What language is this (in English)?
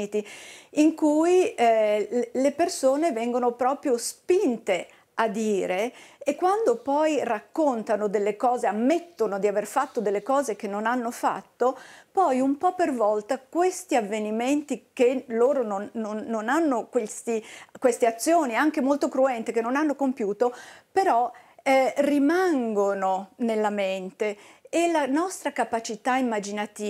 Italian